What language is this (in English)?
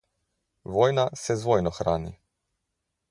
Slovenian